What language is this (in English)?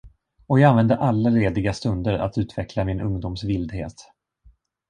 Swedish